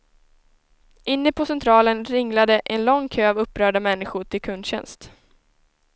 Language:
Swedish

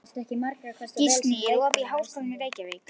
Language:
Icelandic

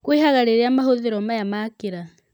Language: Kikuyu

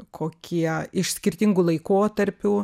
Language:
Lithuanian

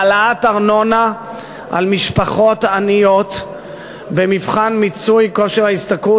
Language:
Hebrew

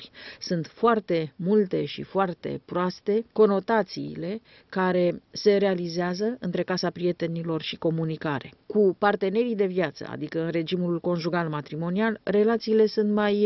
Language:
Romanian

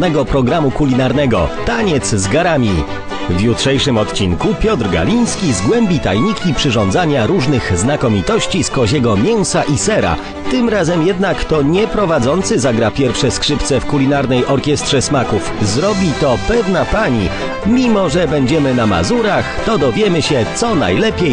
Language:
Polish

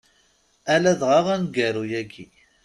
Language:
Kabyle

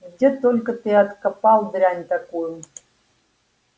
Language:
Russian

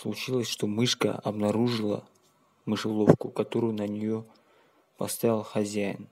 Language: Russian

